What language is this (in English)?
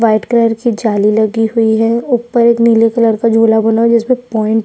Hindi